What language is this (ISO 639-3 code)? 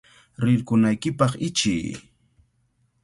qvl